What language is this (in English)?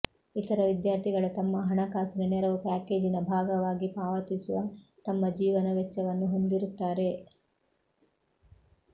Kannada